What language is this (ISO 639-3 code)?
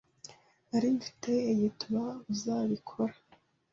kin